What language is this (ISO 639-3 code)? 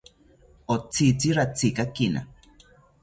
cpy